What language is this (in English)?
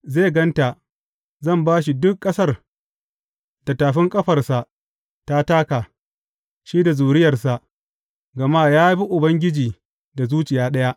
Hausa